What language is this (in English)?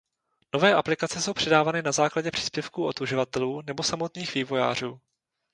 Czech